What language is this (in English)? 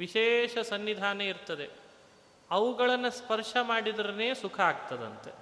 Kannada